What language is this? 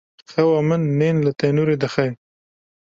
Kurdish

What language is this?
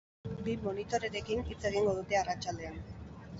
Basque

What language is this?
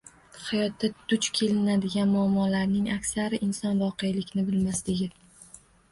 Uzbek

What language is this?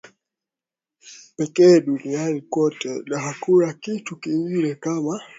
Swahili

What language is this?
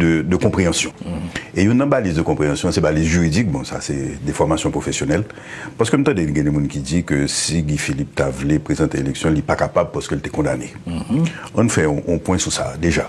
French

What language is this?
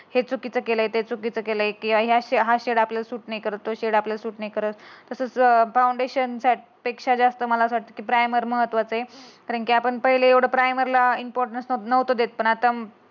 Marathi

